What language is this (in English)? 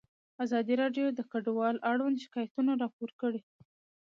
Pashto